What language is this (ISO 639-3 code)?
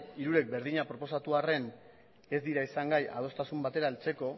eus